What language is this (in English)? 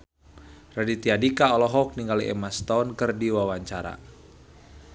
Sundanese